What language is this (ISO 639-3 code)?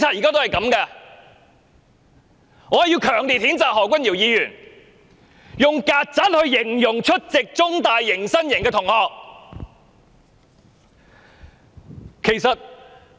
yue